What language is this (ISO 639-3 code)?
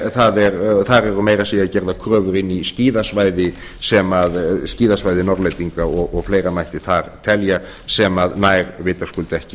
isl